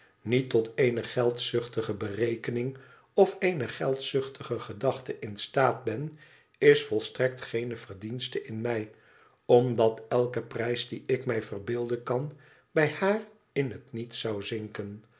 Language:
Dutch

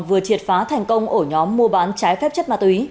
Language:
Vietnamese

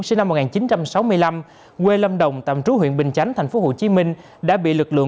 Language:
Vietnamese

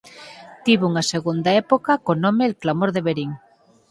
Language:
Galician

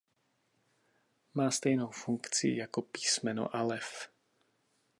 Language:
Czech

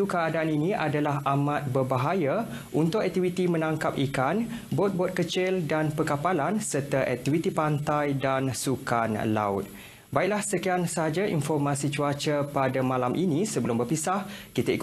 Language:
Malay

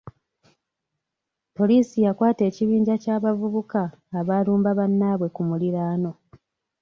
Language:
Ganda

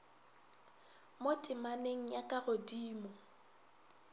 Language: Northern Sotho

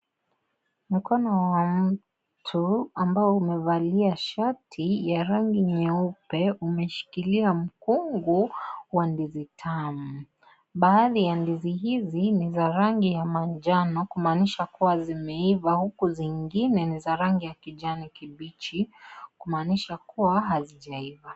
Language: Swahili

